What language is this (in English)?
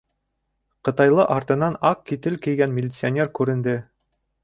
Bashkir